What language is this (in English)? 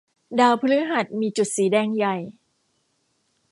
Thai